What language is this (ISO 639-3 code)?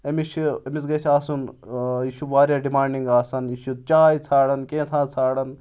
kas